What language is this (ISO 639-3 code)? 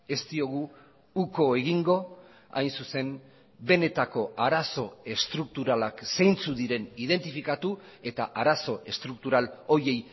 eus